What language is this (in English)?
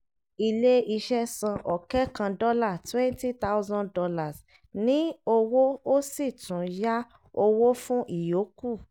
Yoruba